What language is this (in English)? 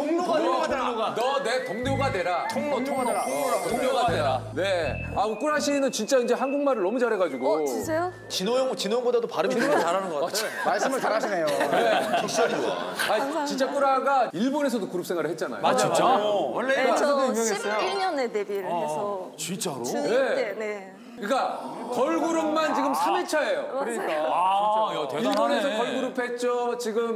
Korean